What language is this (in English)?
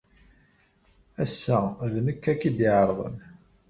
Kabyle